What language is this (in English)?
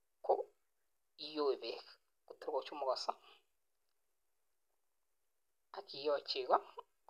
Kalenjin